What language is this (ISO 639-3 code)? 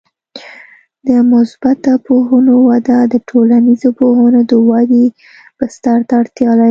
pus